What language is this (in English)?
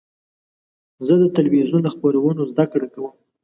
Pashto